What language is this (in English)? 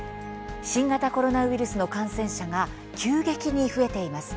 Japanese